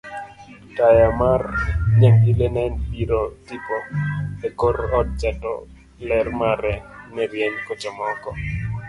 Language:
Luo (Kenya and Tanzania)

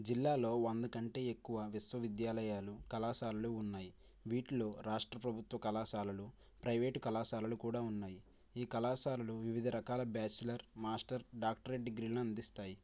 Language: Telugu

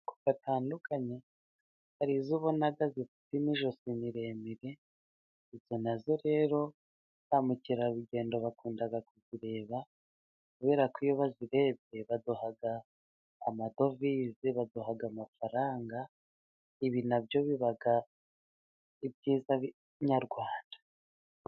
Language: Kinyarwanda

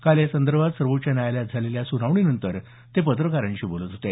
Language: Marathi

